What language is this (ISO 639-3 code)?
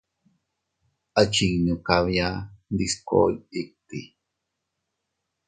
cut